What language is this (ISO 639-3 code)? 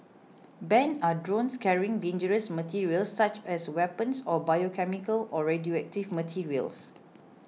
eng